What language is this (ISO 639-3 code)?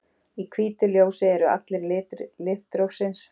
isl